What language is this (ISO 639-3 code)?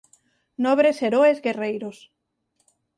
glg